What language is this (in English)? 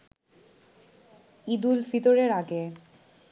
Bangla